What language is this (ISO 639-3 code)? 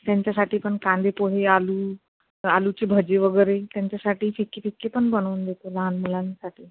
mar